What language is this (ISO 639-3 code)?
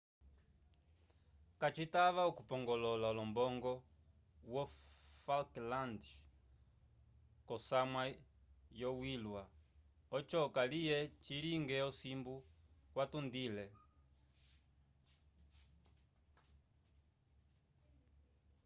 umb